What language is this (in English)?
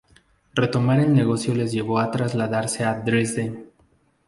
Spanish